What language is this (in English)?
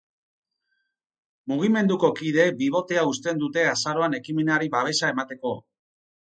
Basque